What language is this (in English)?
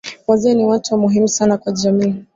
Swahili